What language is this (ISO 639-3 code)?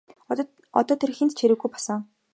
mon